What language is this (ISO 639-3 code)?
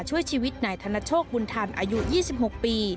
tha